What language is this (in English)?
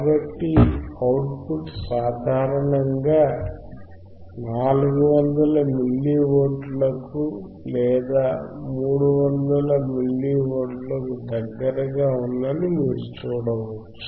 Telugu